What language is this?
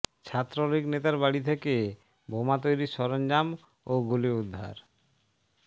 Bangla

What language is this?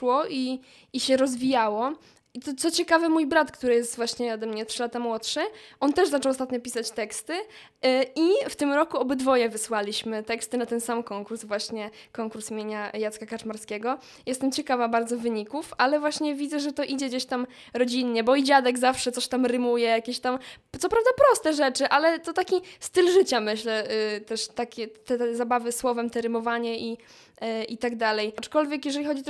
Polish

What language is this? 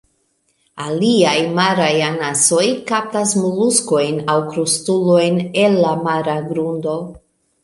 Esperanto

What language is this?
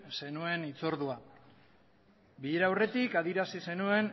Basque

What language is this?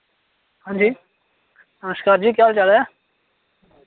Dogri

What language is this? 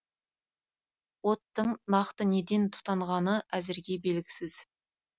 Kazakh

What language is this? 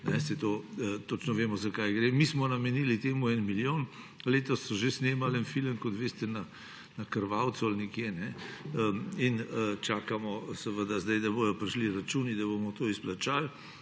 Slovenian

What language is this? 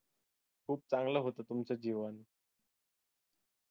Marathi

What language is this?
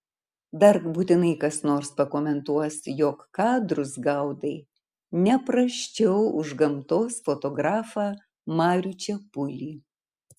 Lithuanian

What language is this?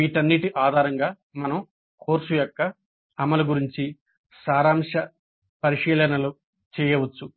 Telugu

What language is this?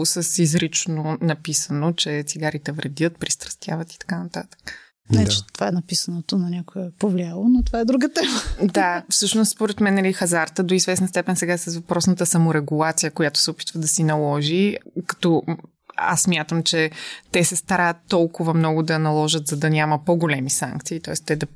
Bulgarian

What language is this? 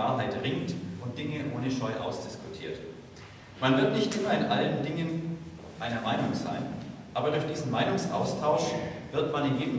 German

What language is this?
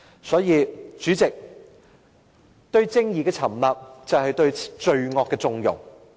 Cantonese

